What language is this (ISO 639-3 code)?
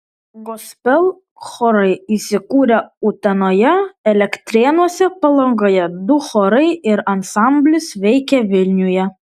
lit